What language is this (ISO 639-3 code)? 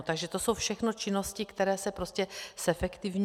ces